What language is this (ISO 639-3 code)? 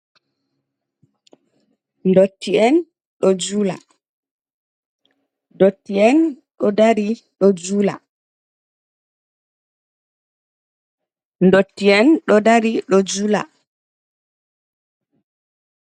ful